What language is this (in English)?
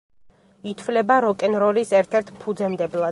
Georgian